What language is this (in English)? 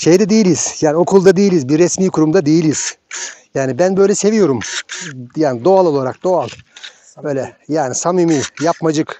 Turkish